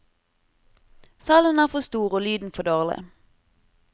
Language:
Norwegian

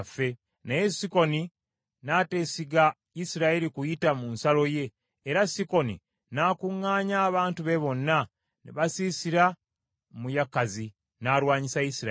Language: Ganda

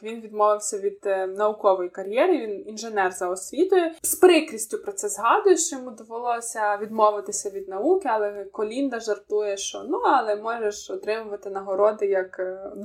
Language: Ukrainian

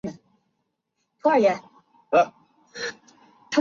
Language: Chinese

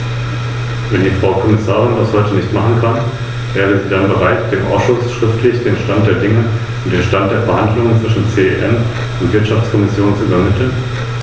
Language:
German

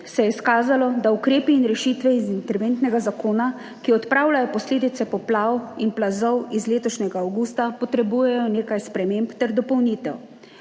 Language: Slovenian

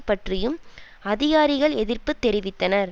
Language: Tamil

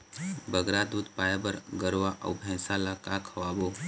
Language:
Chhattisgarhi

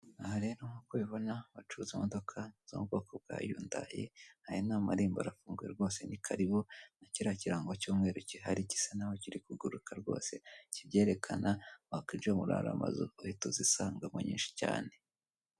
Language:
Kinyarwanda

